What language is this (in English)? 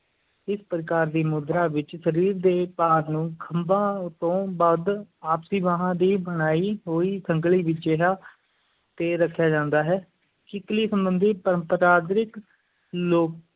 Punjabi